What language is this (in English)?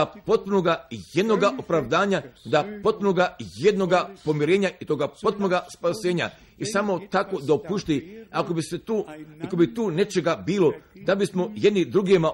Croatian